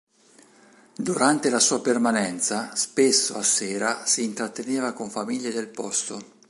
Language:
Italian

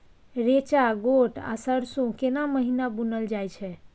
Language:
Maithili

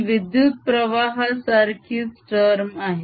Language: Marathi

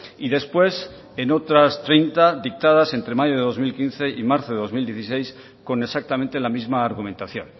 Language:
Spanish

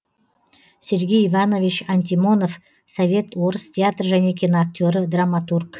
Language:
Kazakh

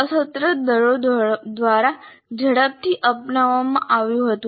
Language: Gujarati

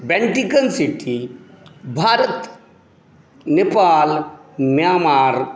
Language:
Maithili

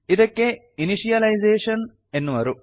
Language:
Kannada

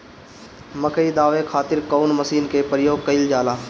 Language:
Bhojpuri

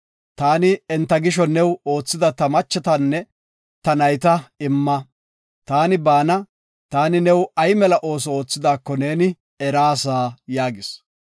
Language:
Gofa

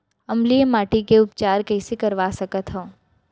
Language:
Chhattisgarhi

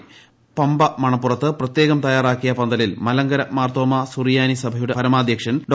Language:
Malayalam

